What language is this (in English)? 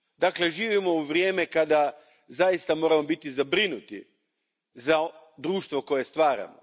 Croatian